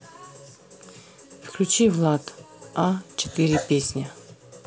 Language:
Russian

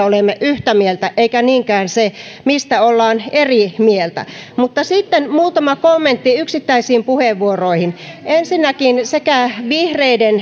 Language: Finnish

